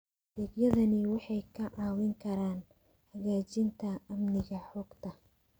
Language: Somali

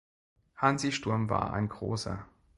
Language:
German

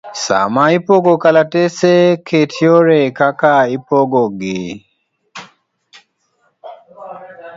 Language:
Luo (Kenya and Tanzania)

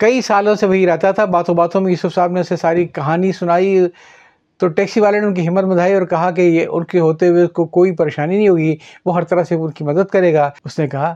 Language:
Urdu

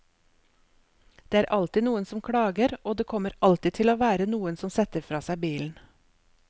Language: Norwegian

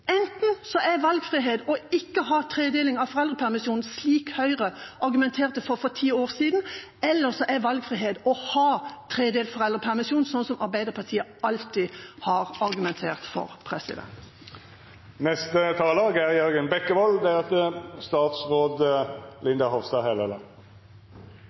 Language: Norwegian Bokmål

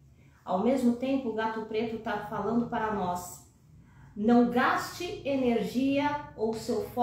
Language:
Portuguese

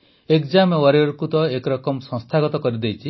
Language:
Odia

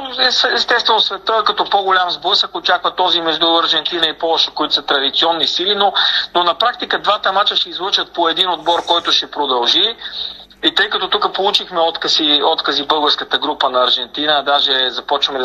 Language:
Bulgarian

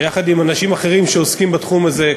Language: Hebrew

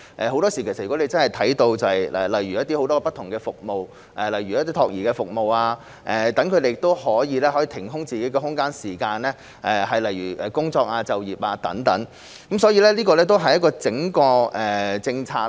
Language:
Cantonese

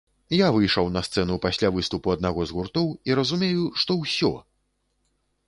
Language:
Belarusian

